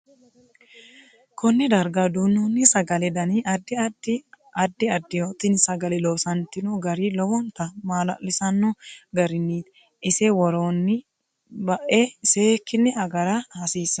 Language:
Sidamo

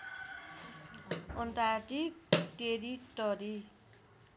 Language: Nepali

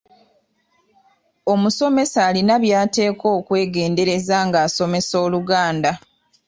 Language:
Ganda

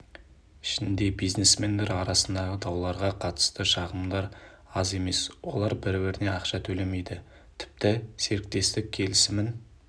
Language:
Kazakh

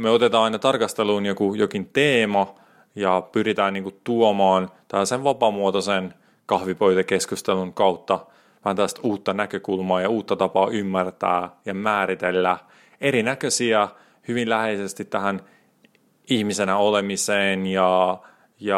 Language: Finnish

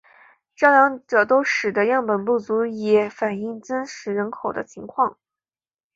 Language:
Chinese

